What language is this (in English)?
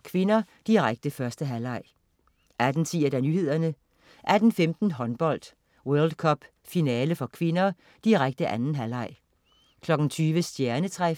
Danish